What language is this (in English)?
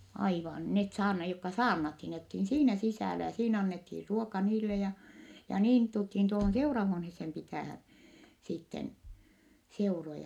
Finnish